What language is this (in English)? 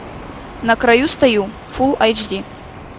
Russian